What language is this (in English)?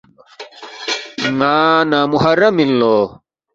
Balti